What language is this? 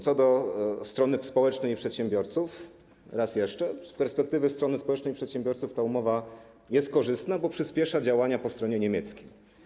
Polish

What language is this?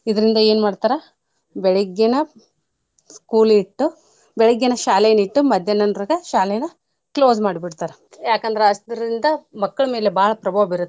Kannada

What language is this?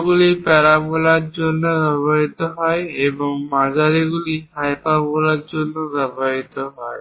Bangla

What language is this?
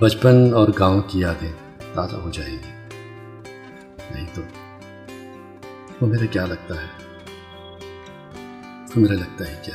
Urdu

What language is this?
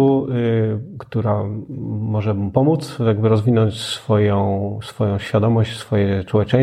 Polish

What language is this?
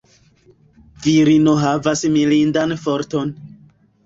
Esperanto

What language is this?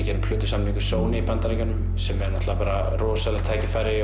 Icelandic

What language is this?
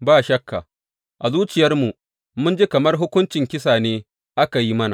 Hausa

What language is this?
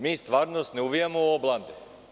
Serbian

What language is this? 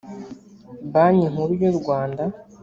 Kinyarwanda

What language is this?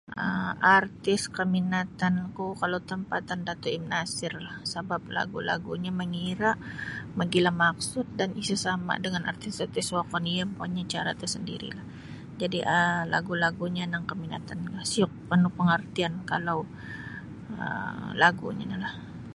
Sabah Bisaya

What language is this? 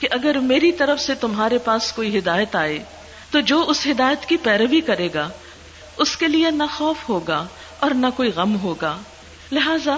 Urdu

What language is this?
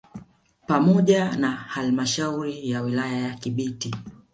Swahili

